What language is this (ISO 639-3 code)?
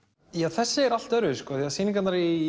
isl